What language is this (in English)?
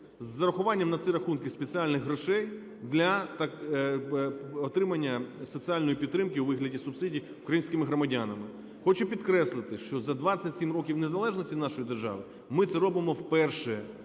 Ukrainian